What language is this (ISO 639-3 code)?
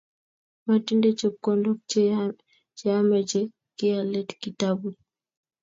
kln